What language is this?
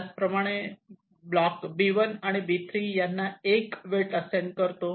Marathi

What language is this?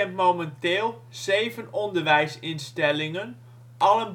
Dutch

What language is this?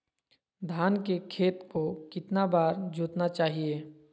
Magahi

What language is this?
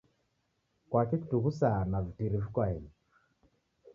Taita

